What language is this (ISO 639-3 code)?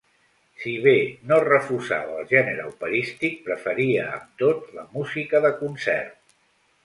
cat